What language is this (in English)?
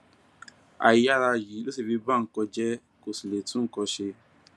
Yoruba